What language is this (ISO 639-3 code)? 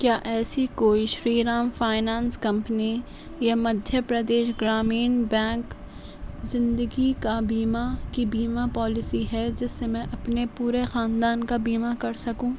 urd